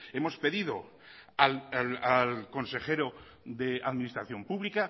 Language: Spanish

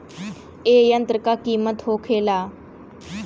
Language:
Bhojpuri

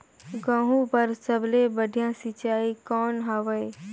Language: Chhattisgarhi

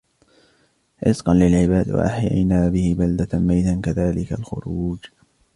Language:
Arabic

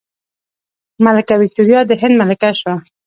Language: Pashto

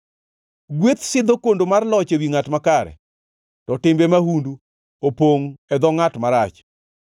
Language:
Luo (Kenya and Tanzania)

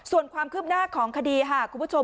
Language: Thai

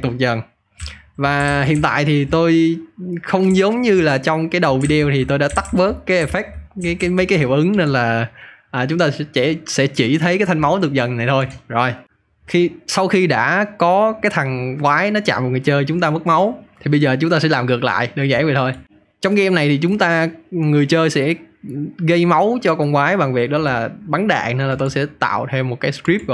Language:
Vietnamese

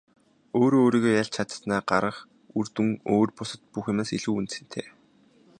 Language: Mongolian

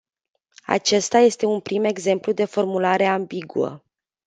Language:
Romanian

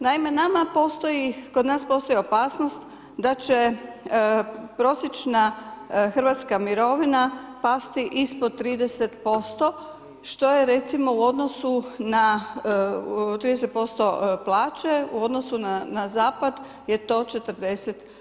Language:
Croatian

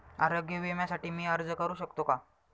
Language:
Marathi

